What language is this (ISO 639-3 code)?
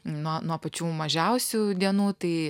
lit